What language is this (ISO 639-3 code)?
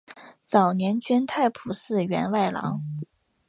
zho